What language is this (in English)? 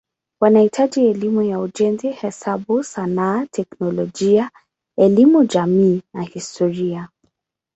Swahili